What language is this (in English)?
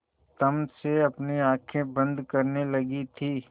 Hindi